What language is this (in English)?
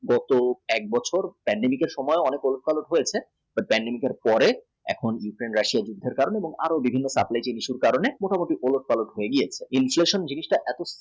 Bangla